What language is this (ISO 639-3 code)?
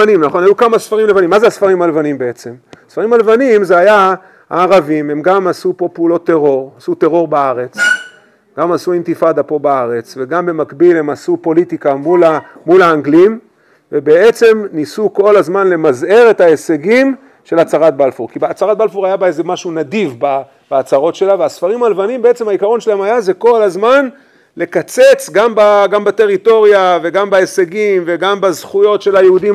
heb